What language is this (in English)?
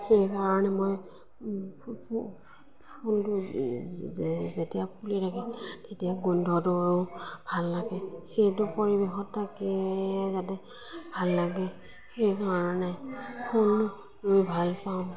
Assamese